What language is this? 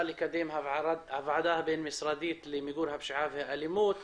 Hebrew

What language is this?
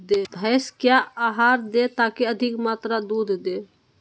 Magahi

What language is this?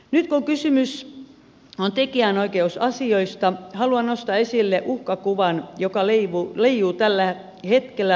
Finnish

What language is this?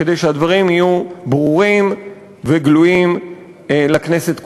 Hebrew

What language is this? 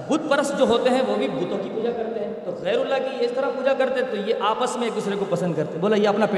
Urdu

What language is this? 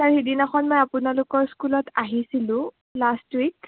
Assamese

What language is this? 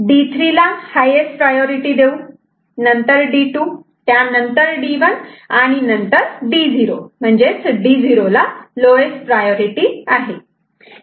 Marathi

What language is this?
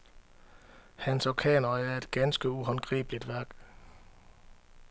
Danish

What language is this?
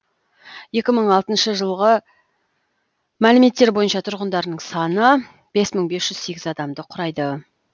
Kazakh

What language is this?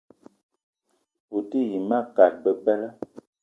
Eton (Cameroon)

